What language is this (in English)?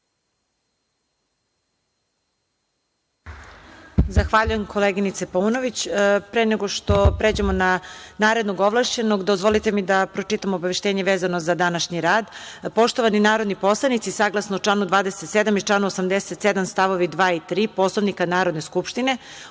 Serbian